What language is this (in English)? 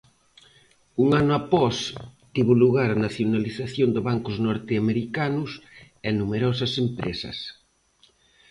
Galician